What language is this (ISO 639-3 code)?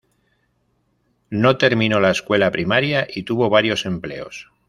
spa